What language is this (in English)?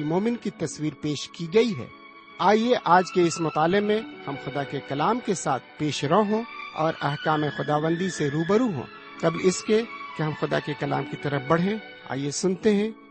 Urdu